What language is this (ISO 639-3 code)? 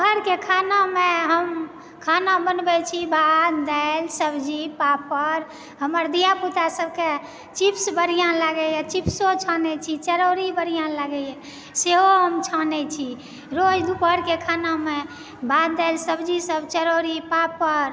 mai